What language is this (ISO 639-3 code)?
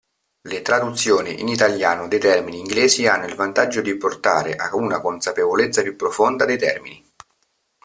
ita